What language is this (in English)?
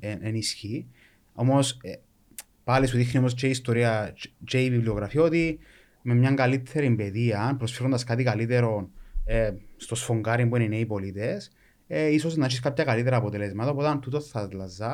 Greek